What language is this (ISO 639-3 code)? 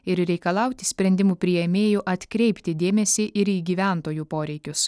lit